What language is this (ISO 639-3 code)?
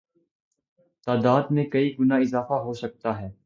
urd